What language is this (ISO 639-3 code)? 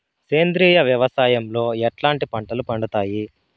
tel